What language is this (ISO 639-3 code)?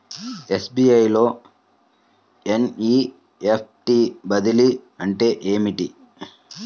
tel